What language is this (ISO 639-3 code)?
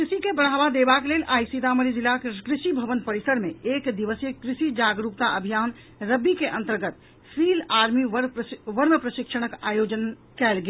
mai